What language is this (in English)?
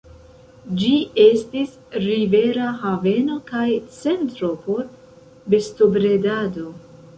Esperanto